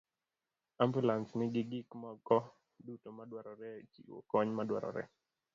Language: Luo (Kenya and Tanzania)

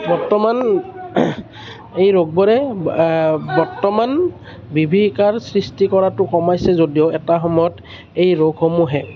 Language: Assamese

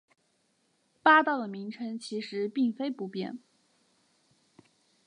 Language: Chinese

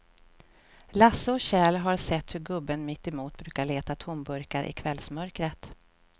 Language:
Swedish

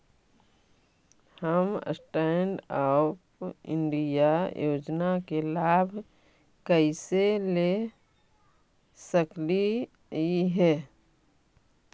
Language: Magahi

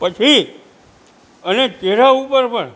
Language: Gujarati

